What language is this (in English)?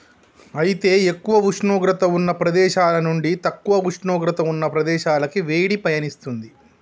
Telugu